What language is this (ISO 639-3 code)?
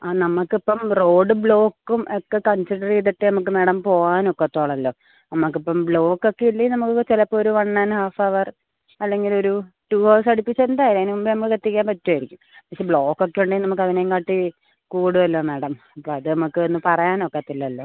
mal